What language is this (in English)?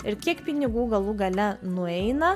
Lithuanian